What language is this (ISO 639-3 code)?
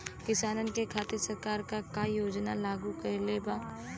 bho